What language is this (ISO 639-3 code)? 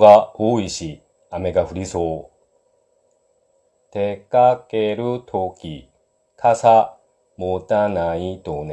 jpn